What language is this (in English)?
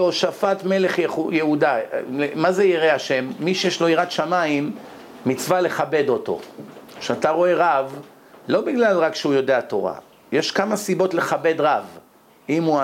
Hebrew